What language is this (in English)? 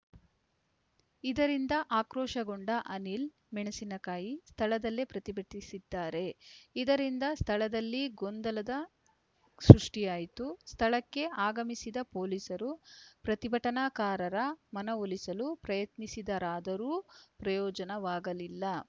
Kannada